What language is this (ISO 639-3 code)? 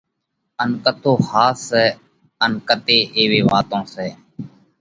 kvx